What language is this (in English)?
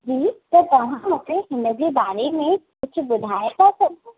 Sindhi